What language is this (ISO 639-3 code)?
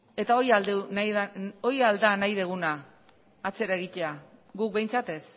eus